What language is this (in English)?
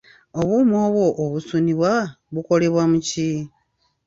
Ganda